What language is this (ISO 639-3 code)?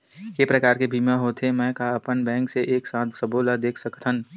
hne